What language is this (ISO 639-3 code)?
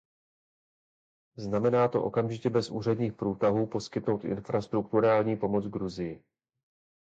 ces